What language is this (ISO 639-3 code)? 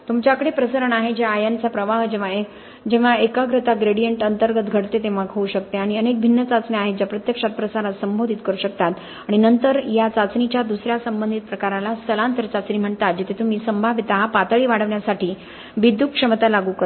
mar